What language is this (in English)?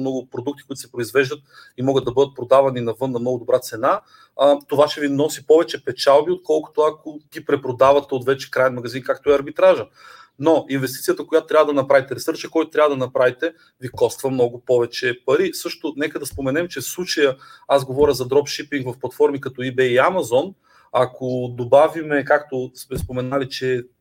Bulgarian